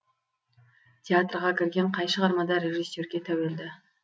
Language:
Kazakh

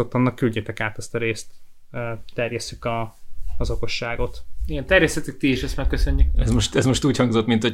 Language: Hungarian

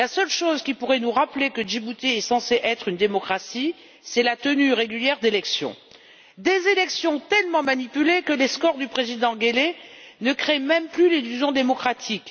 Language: French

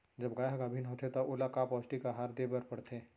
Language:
Chhattisgarhi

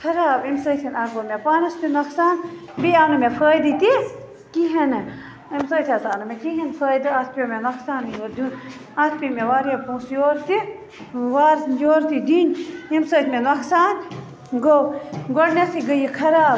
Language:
Kashmiri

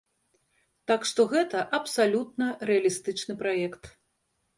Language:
Belarusian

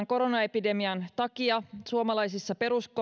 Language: Finnish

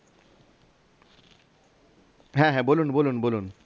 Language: Bangla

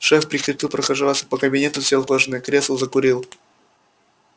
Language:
Russian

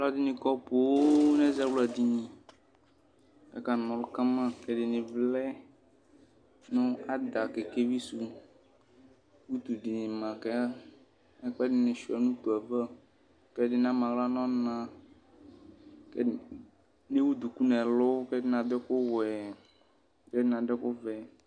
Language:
Ikposo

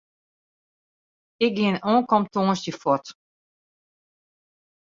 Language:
Western Frisian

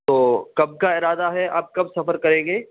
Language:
Urdu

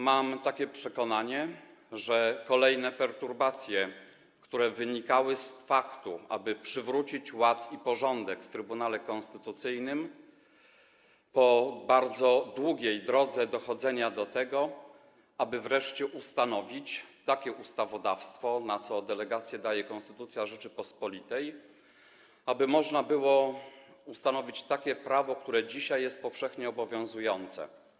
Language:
Polish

